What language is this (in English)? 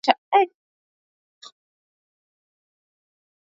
Swahili